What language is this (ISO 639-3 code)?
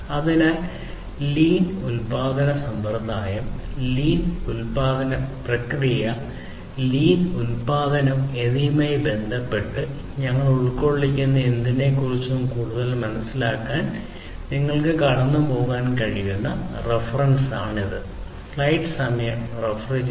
mal